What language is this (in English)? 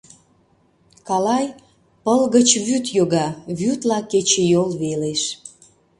Mari